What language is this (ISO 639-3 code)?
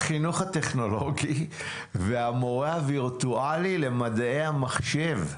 heb